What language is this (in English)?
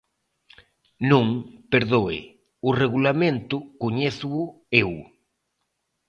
Galician